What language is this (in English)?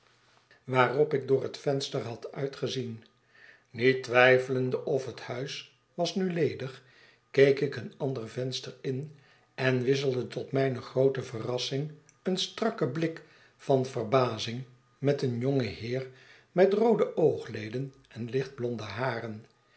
Dutch